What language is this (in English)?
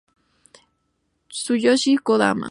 Spanish